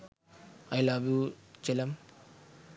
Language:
Sinhala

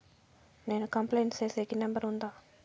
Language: Telugu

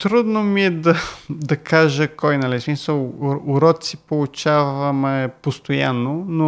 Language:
Bulgarian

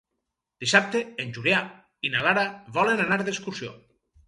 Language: Catalan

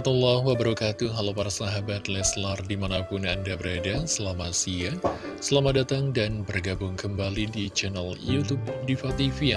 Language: Indonesian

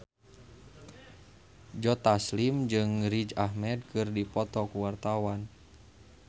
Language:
Sundanese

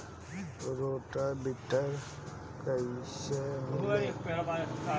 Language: Bhojpuri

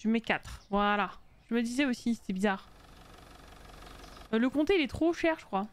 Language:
French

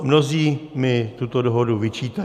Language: Czech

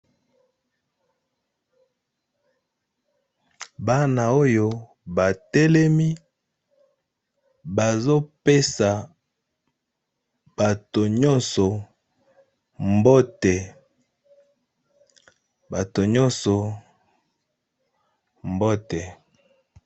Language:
Lingala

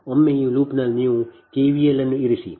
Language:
Kannada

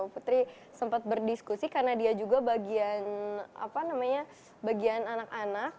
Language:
Indonesian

